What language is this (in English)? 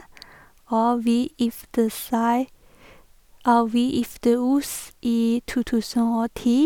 Norwegian